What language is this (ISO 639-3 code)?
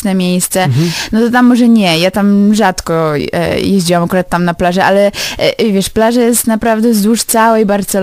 pol